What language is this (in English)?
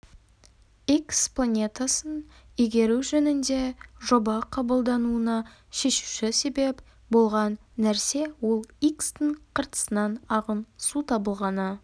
Kazakh